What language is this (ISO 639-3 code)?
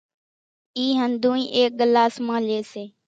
gjk